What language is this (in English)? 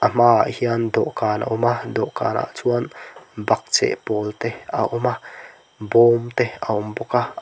Mizo